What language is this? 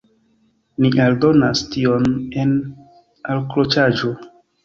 Esperanto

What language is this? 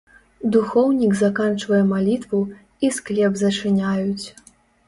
Belarusian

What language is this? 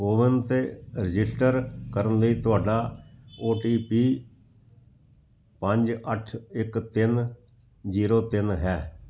Punjabi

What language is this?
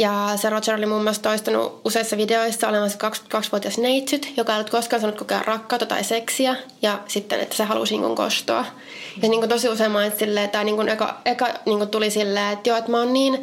Finnish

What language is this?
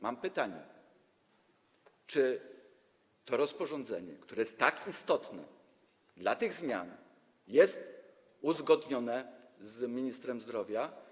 Polish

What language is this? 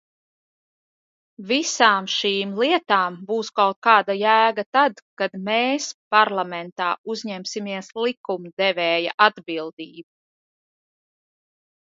Latvian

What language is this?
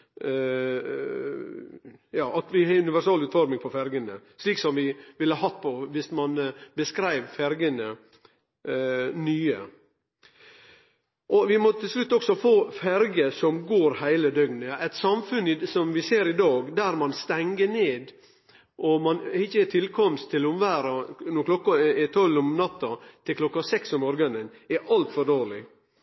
Norwegian Nynorsk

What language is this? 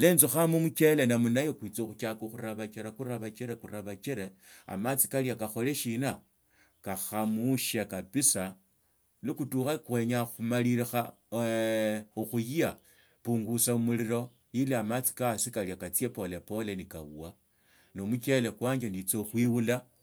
Tsotso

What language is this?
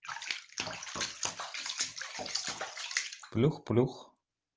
Russian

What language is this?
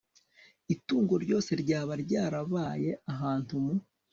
Kinyarwanda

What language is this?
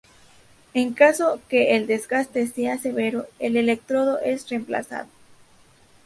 Spanish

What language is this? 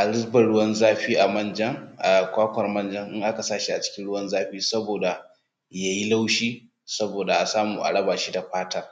Hausa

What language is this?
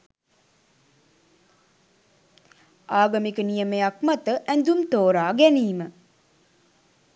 Sinhala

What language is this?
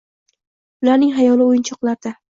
Uzbek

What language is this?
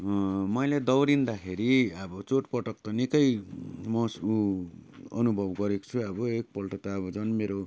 Nepali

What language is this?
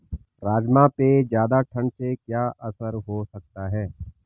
Hindi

